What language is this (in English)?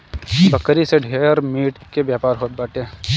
Bhojpuri